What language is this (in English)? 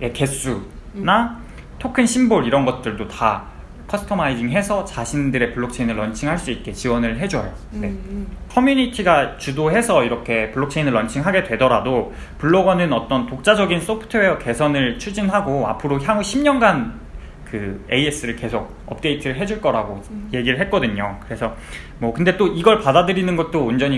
Korean